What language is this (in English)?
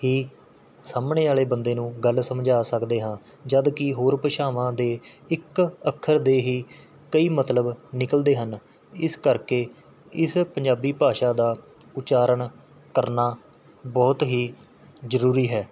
Punjabi